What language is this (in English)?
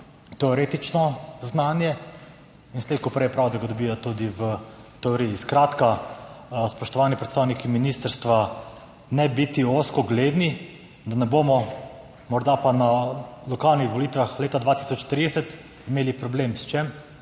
Slovenian